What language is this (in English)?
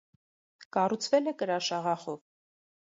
Armenian